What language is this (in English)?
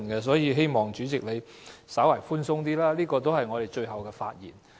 Cantonese